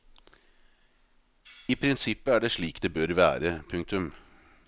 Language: Norwegian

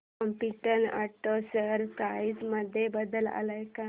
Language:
Marathi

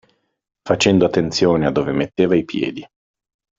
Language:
Italian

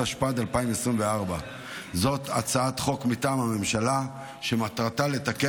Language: Hebrew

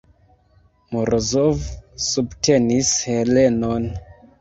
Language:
Esperanto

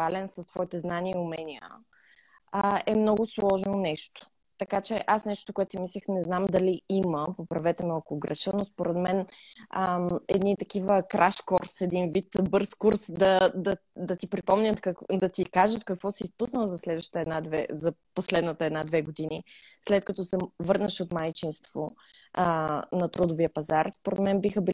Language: Bulgarian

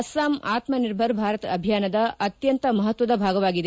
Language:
Kannada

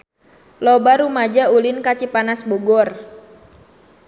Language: Sundanese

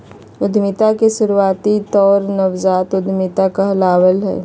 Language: Magahi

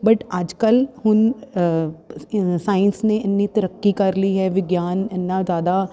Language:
Punjabi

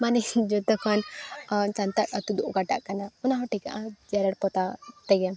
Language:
Santali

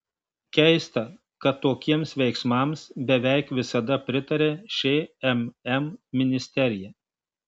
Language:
Lithuanian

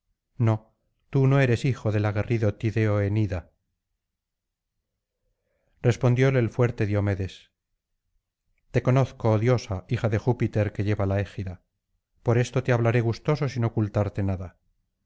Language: Spanish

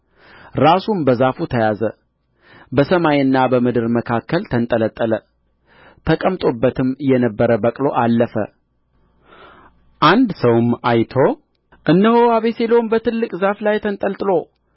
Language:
Amharic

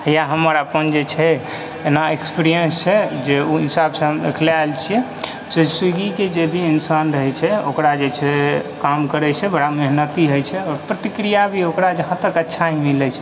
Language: Maithili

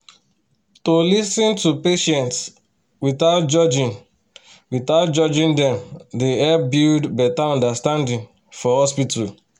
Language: Nigerian Pidgin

